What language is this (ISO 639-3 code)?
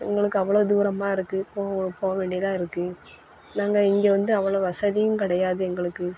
tam